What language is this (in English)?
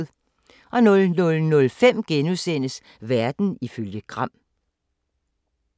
Danish